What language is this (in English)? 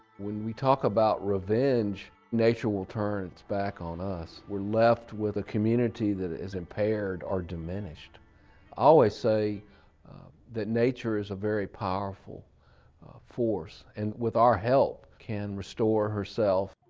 English